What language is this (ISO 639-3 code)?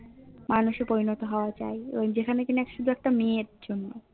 ben